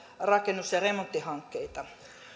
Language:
Finnish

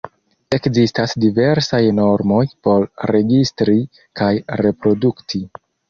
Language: Esperanto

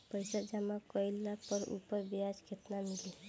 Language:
Bhojpuri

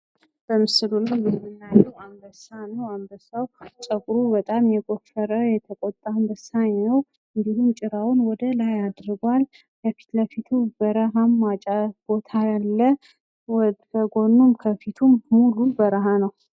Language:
Amharic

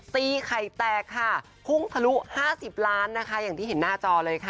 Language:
Thai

